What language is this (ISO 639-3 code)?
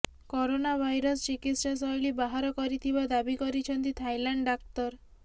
ori